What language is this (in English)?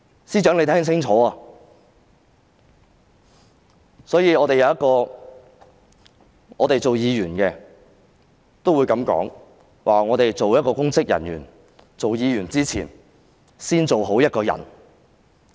Cantonese